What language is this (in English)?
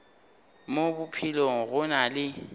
Northern Sotho